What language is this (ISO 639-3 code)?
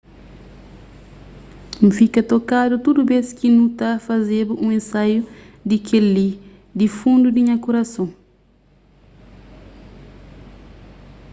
kea